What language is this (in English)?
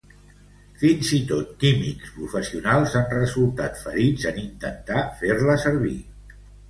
Catalan